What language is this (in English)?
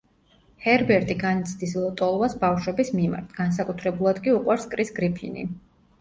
Georgian